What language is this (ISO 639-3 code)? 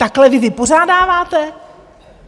ces